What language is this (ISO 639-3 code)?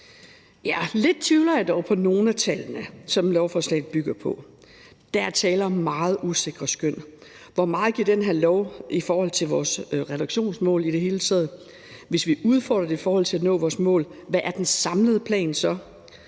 dan